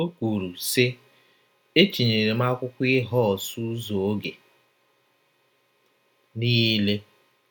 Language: Igbo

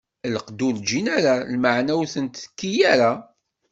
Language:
Kabyle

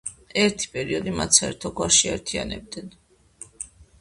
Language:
Georgian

